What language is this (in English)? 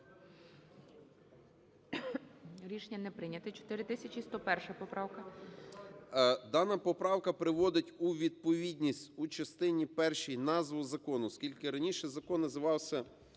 Ukrainian